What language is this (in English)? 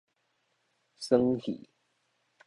Min Nan Chinese